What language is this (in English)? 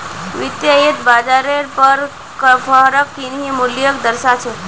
Magahi